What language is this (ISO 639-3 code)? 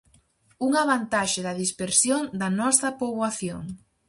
glg